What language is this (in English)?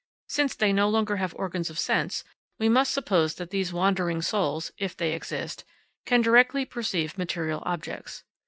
English